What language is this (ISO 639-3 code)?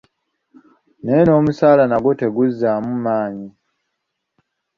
lug